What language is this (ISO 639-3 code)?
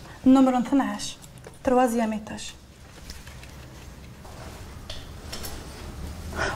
ara